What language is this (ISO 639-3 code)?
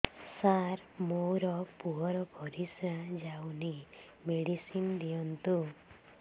ori